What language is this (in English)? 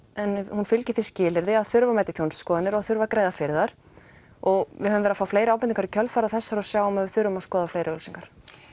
Icelandic